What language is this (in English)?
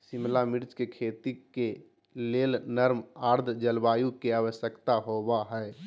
Magahi